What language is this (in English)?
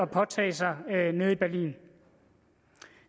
Danish